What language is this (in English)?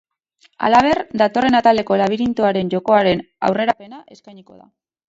Basque